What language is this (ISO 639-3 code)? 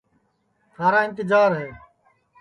ssi